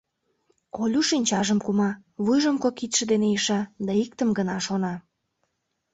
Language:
Mari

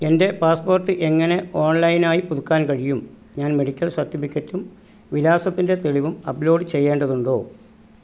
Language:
Malayalam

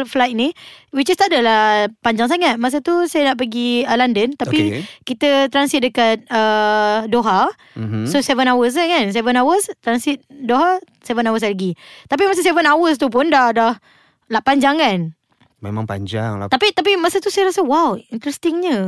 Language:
Malay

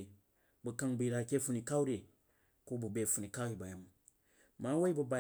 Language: Jiba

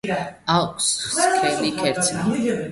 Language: Georgian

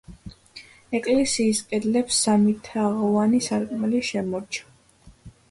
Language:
Georgian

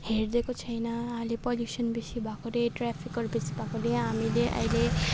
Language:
Nepali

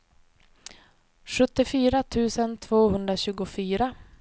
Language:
Swedish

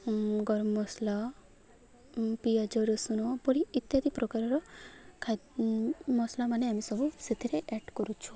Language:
Odia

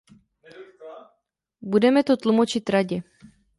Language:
Czech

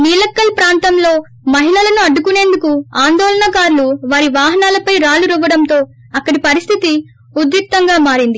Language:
Telugu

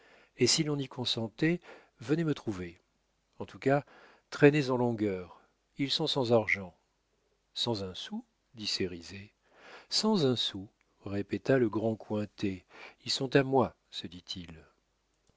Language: French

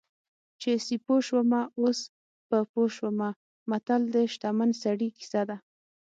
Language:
Pashto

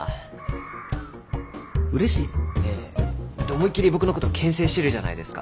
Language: Japanese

